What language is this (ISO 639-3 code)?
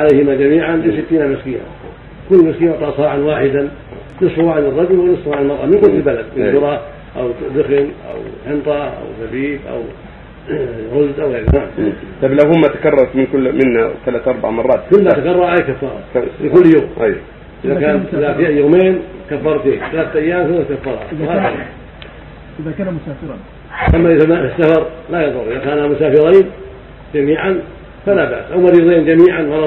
ara